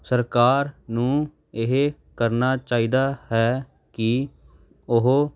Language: Punjabi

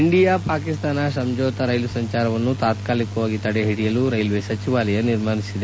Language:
Kannada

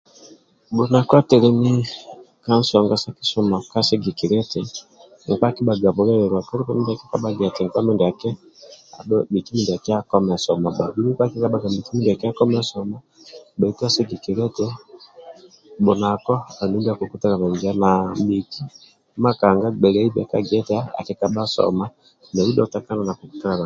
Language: Amba (Uganda)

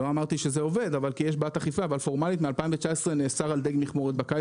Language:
Hebrew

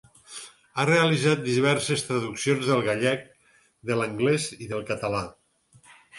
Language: Catalan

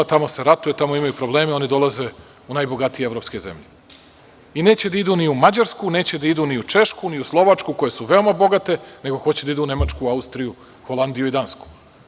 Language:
Serbian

